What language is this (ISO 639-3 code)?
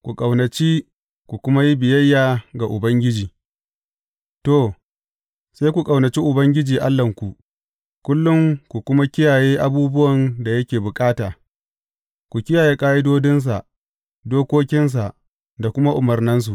hau